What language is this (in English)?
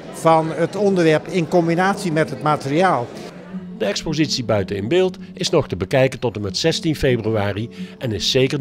Dutch